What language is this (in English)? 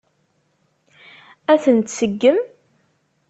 Kabyle